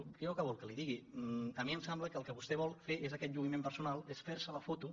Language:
Catalan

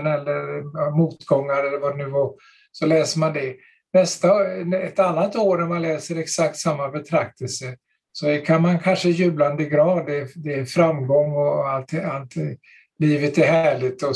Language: Swedish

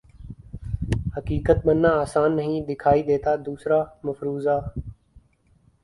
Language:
Urdu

